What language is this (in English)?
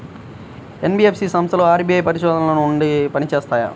Telugu